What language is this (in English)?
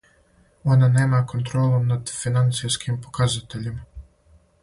Serbian